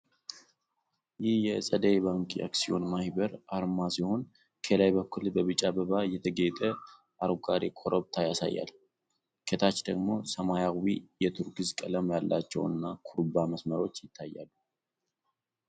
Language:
Amharic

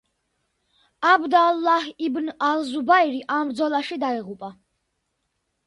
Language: Georgian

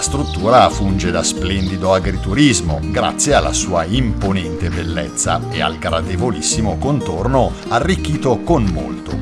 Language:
Italian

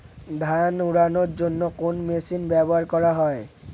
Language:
Bangla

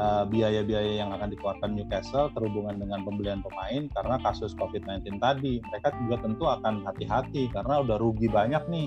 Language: Indonesian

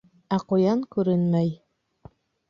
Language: Bashkir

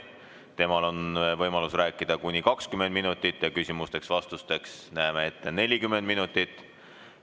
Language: Estonian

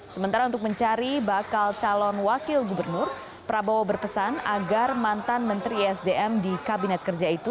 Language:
Indonesian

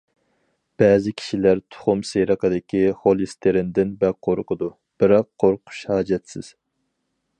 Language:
Uyghur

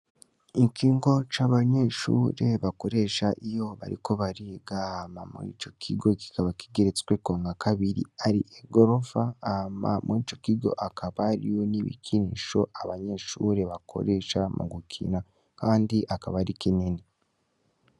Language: Rundi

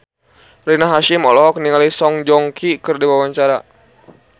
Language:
Sundanese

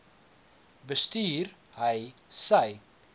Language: Afrikaans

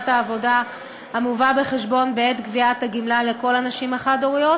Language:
Hebrew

